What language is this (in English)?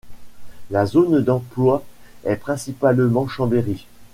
French